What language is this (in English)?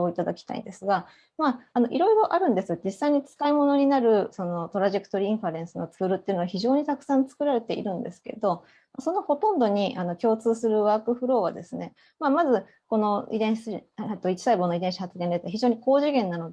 Japanese